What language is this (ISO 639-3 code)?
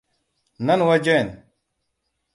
hau